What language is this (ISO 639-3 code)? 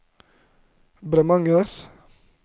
nor